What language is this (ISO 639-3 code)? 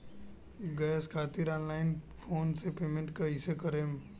bho